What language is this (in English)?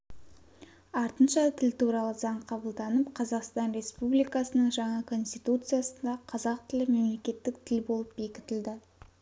Kazakh